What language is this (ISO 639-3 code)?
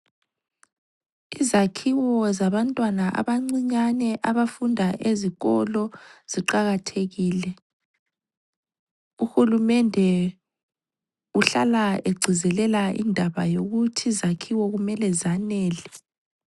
nde